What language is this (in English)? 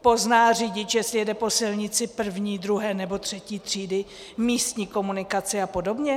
Czech